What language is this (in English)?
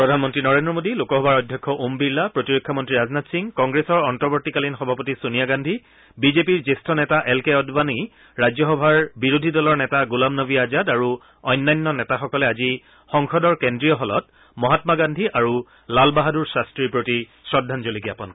Assamese